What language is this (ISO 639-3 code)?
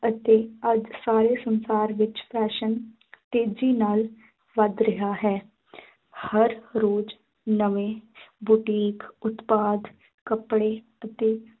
pan